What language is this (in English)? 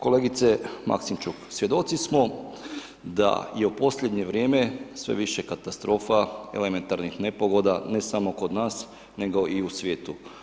Croatian